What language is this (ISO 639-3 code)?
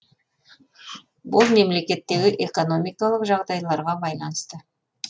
kaz